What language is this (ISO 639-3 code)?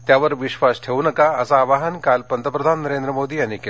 mar